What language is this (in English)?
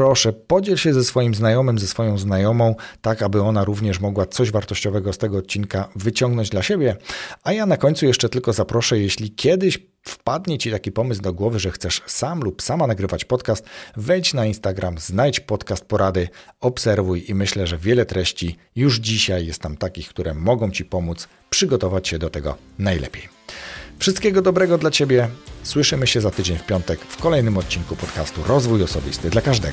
Polish